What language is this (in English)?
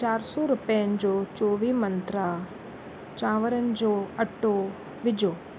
Sindhi